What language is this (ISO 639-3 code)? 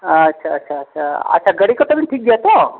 sat